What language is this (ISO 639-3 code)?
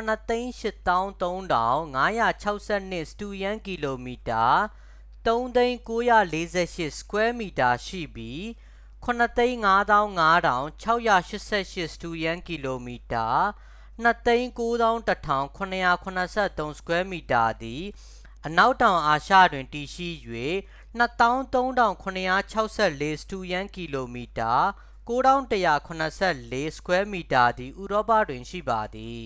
mya